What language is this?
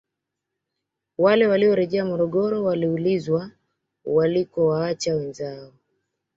Swahili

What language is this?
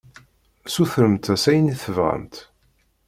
Kabyle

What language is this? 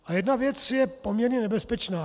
Czech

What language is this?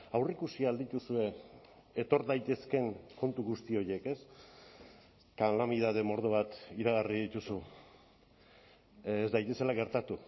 Basque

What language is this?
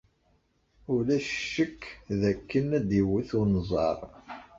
Kabyle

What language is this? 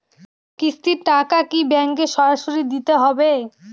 Bangla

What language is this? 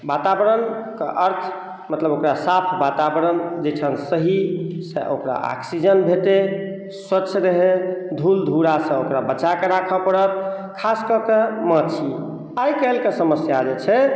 Maithili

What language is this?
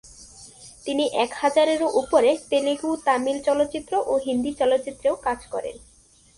Bangla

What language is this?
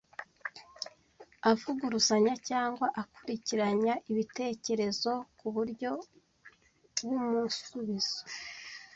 Kinyarwanda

